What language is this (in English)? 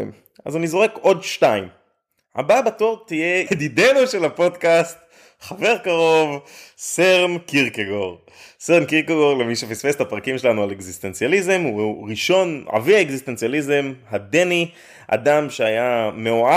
Hebrew